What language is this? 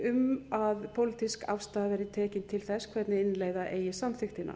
Icelandic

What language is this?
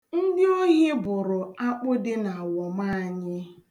Igbo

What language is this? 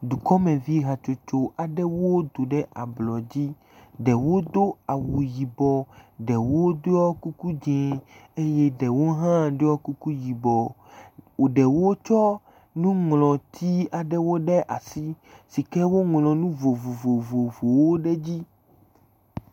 Ewe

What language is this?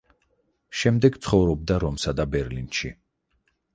Georgian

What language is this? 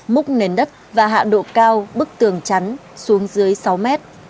Vietnamese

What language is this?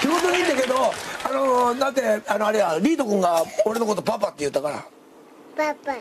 Japanese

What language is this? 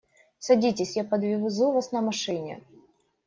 Russian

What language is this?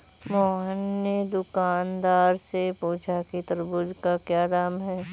Hindi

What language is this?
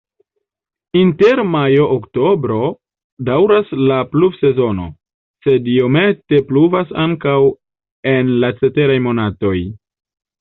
Esperanto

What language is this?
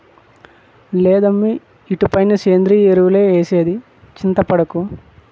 Telugu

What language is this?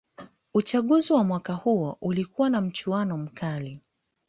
Swahili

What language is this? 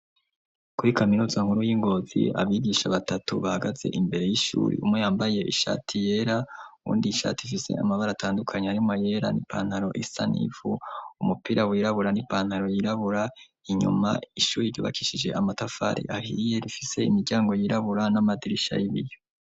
Rundi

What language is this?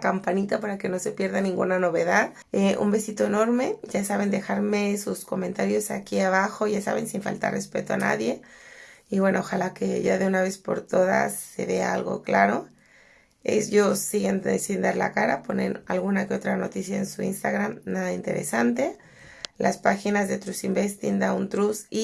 Spanish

